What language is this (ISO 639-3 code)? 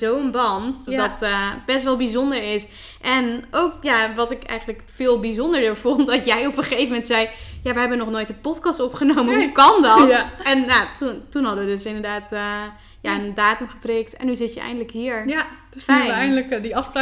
nld